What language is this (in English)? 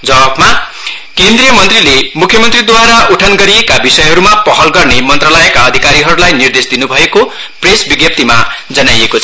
Nepali